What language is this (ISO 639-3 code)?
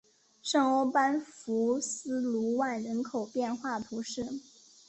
zho